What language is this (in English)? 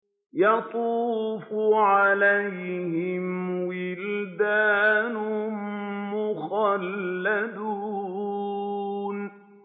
Arabic